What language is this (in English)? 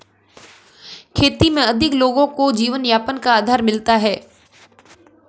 Hindi